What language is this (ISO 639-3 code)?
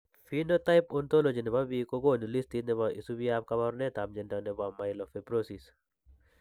kln